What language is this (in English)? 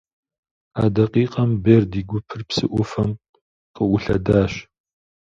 Kabardian